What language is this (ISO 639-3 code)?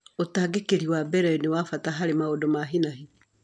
kik